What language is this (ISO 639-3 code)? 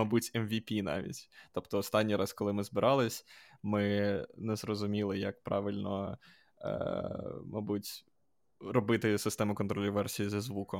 ukr